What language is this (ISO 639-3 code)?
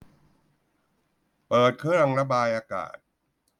tha